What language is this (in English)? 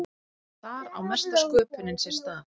Icelandic